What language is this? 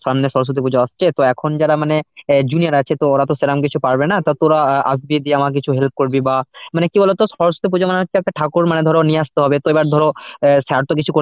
Bangla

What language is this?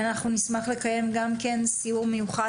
Hebrew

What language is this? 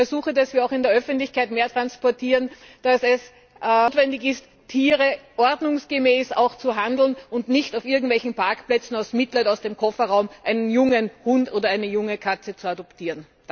German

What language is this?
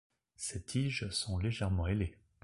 French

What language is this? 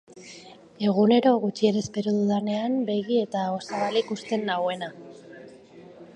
Basque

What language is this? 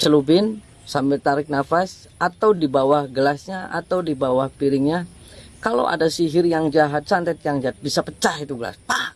Indonesian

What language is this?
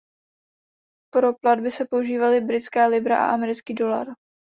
Czech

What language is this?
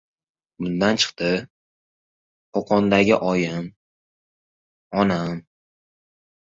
Uzbek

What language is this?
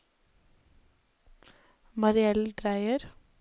Norwegian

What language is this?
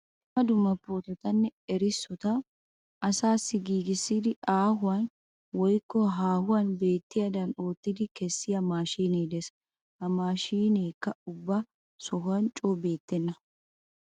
Wolaytta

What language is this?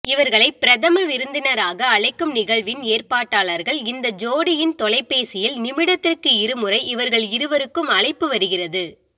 Tamil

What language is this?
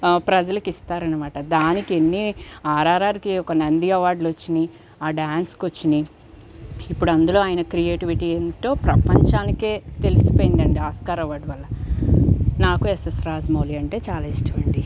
Telugu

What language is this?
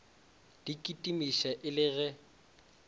Northern Sotho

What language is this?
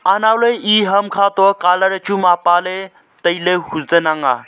Wancho Naga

